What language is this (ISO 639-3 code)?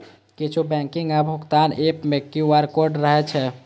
mai